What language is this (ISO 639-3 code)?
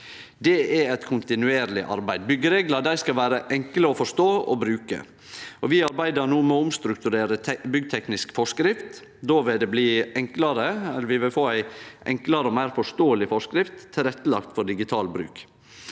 nor